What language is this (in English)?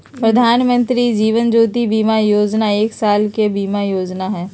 Magahi